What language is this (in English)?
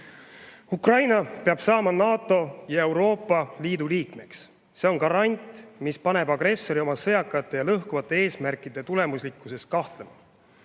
Estonian